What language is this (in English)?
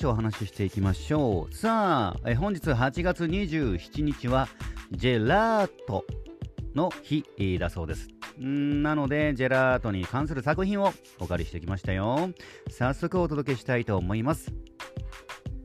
Japanese